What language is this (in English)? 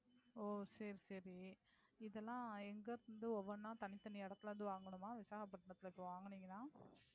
Tamil